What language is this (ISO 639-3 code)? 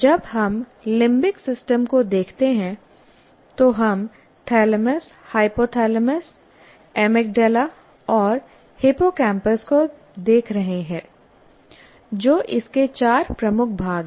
hin